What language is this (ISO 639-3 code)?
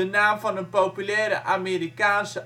nld